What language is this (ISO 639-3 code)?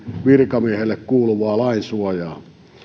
fin